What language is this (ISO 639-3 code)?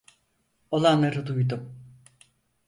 tur